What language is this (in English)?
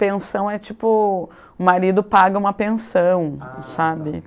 Portuguese